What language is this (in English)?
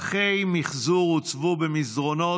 Hebrew